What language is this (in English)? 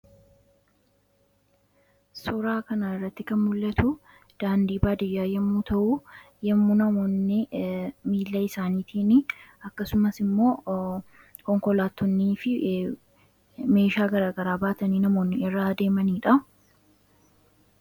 Oromo